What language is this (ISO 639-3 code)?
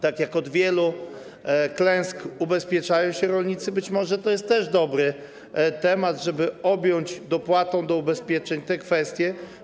pol